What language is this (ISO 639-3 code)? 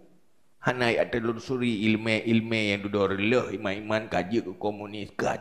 msa